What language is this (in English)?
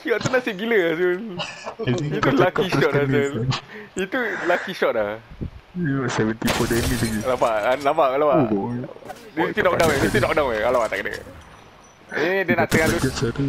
Malay